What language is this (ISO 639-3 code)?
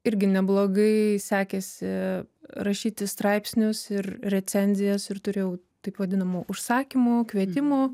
lit